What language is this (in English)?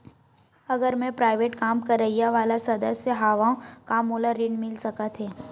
Chhattisgarhi